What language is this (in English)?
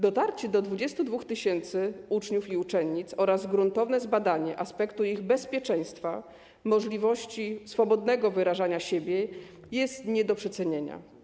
Polish